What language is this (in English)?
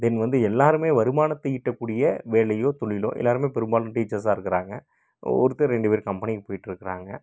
Tamil